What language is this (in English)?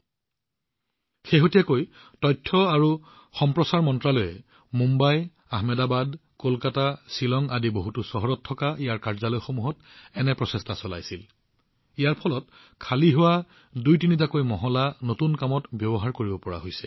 Assamese